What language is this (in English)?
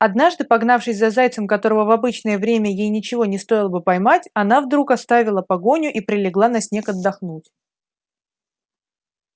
Russian